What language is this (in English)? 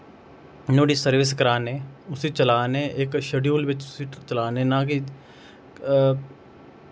Dogri